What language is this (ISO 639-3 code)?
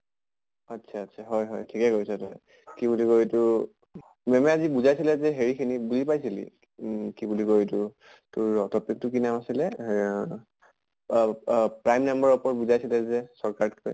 asm